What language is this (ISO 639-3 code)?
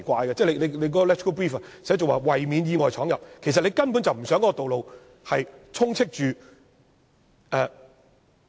yue